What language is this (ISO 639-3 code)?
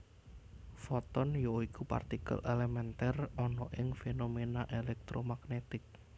jav